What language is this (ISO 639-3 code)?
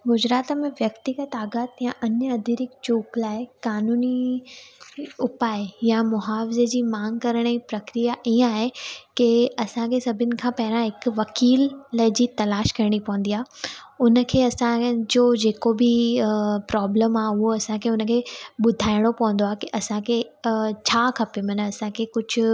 snd